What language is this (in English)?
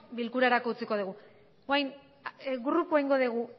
Basque